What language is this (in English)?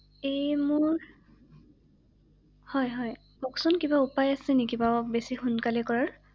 Assamese